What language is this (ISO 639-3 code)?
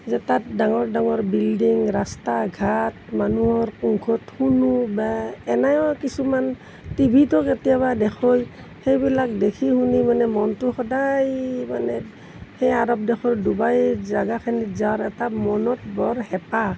asm